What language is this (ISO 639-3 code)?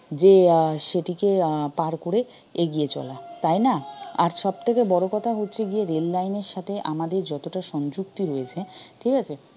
ben